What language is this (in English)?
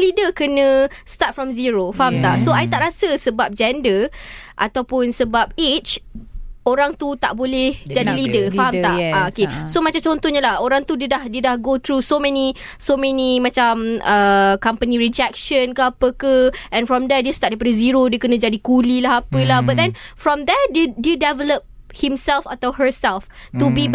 Malay